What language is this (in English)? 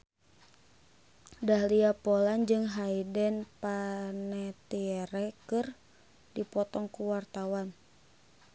Sundanese